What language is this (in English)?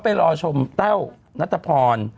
Thai